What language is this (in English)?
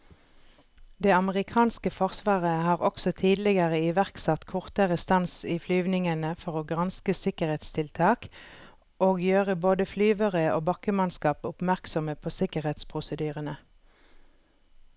Norwegian